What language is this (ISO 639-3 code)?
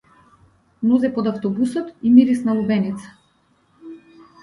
mkd